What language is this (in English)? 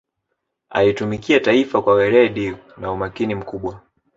Swahili